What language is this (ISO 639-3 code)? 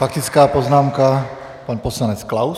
ces